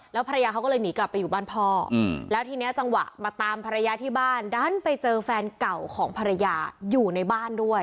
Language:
Thai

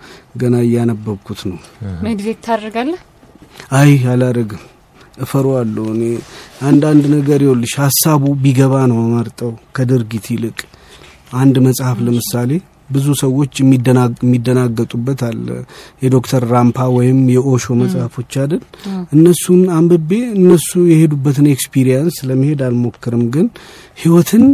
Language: Amharic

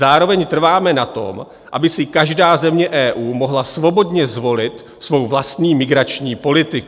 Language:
Czech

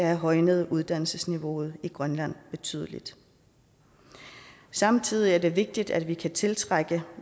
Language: Danish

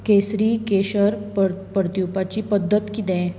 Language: Konkani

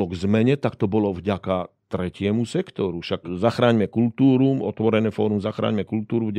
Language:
Slovak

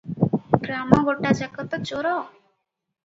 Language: Odia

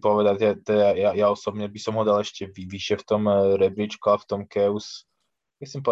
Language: Slovak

